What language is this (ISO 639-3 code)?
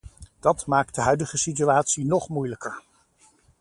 nld